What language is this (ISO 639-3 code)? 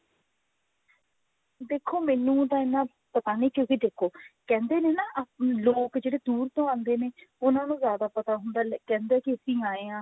pan